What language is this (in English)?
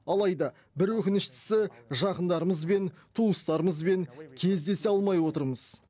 Kazakh